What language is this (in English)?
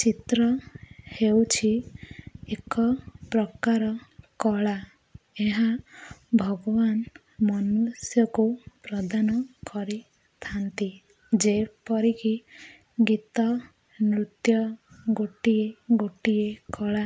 Odia